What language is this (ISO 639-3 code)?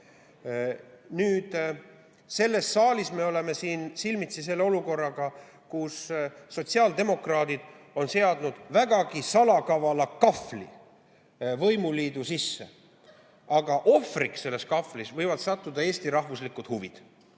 est